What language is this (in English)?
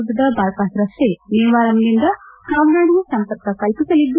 Kannada